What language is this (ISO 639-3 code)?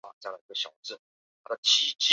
zho